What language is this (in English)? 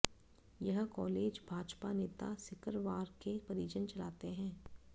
Hindi